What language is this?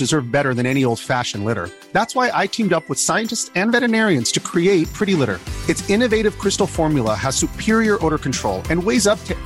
Swedish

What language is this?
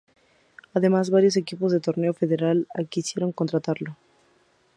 Spanish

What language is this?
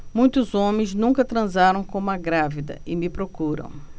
Portuguese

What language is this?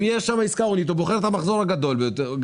Hebrew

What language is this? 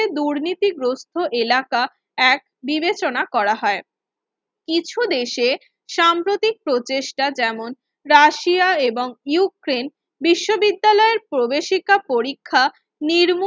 Bangla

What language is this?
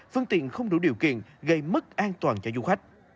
Vietnamese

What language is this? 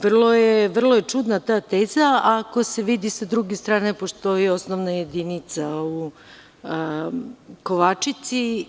Serbian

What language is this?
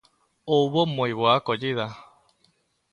Galician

